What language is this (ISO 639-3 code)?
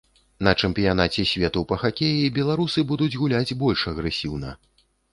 bel